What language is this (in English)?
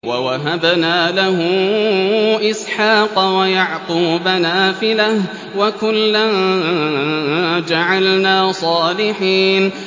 Arabic